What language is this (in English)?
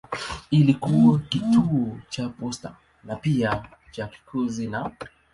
Swahili